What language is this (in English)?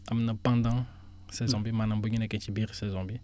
Wolof